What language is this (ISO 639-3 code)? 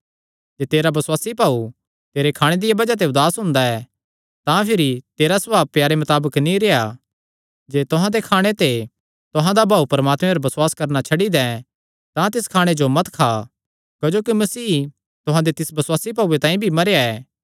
xnr